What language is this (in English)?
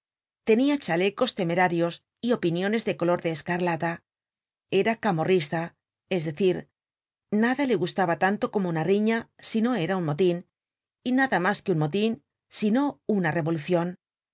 Spanish